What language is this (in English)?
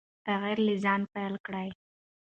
Pashto